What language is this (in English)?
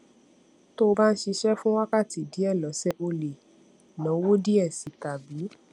Yoruba